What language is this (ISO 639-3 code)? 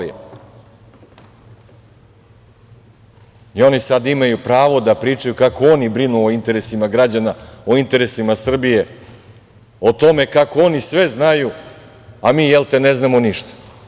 srp